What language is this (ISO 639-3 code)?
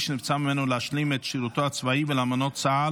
heb